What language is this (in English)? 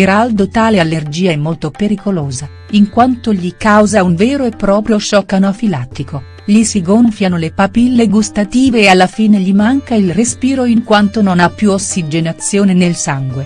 Italian